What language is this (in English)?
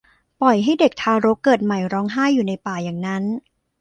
Thai